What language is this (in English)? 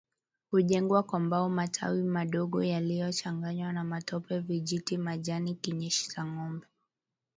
Swahili